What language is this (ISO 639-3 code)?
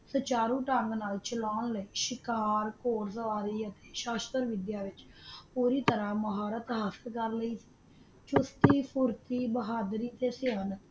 pan